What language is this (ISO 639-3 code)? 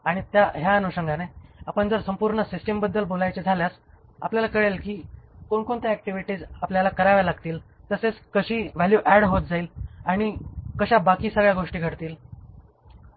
mar